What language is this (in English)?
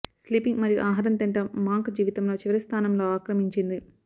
Telugu